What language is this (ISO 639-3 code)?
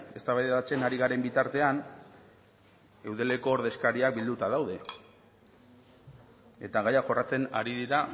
eus